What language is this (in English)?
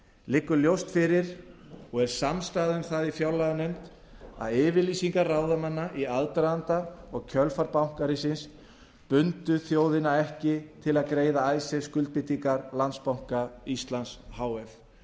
Icelandic